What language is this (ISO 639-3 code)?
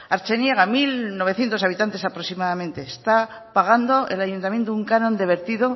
spa